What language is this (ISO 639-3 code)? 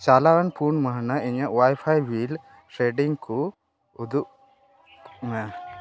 sat